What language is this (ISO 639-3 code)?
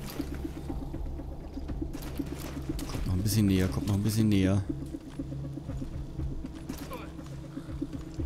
deu